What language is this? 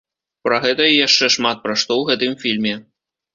Belarusian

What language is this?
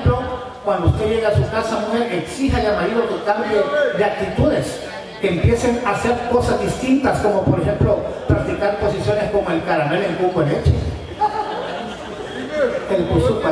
Spanish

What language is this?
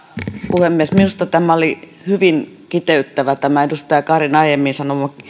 Finnish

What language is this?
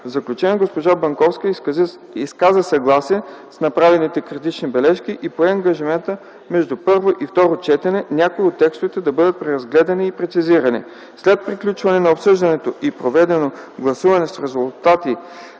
Bulgarian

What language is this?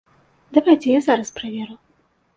Belarusian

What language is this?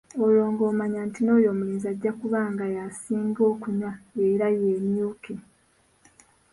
Ganda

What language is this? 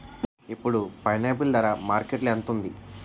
Telugu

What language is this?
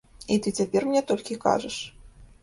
Belarusian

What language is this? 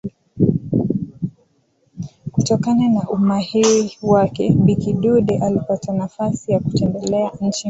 Swahili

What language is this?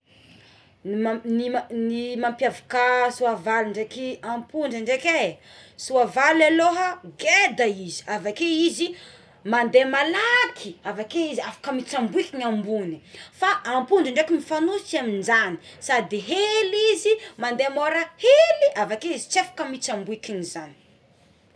Tsimihety Malagasy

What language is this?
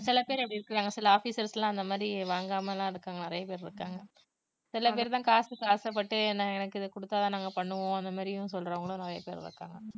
Tamil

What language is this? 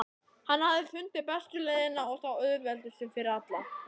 Icelandic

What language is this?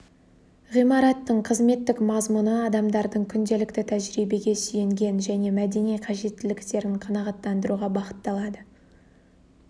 Kazakh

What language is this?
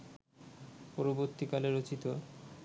Bangla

